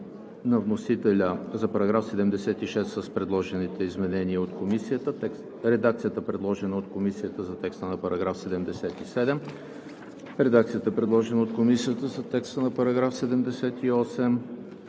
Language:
Bulgarian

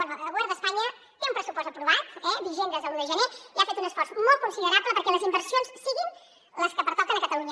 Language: Catalan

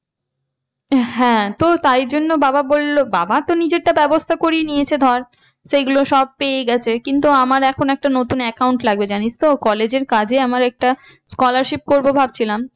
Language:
Bangla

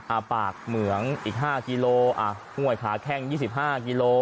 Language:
Thai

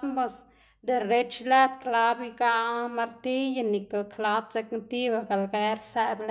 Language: Xanaguía Zapotec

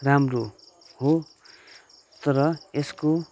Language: Nepali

